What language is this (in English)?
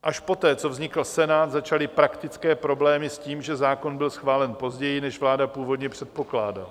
Czech